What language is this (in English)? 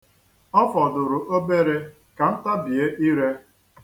Igbo